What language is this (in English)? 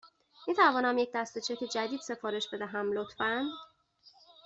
Persian